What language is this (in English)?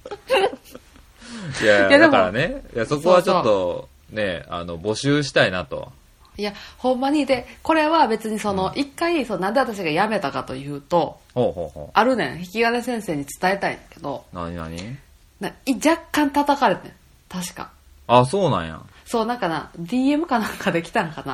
Japanese